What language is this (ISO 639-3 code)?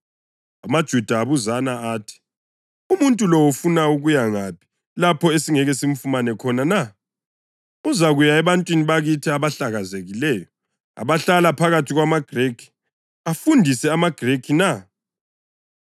nde